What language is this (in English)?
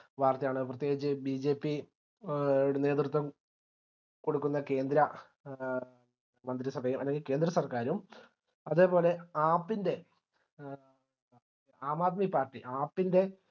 Malayalam